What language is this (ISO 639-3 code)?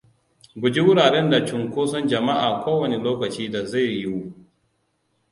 hau